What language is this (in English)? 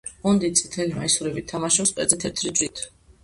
Georgian